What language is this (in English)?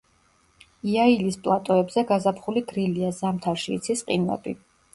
Georgian